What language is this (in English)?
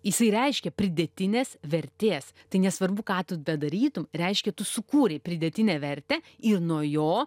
Lithuanian